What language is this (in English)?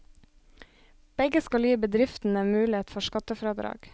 Norwegian